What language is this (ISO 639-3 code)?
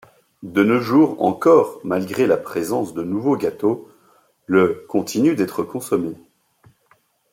fra